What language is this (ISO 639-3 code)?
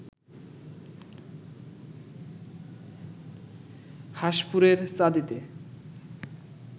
ben